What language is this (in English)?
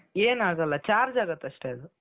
Kannada